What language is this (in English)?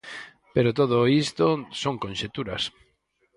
Galician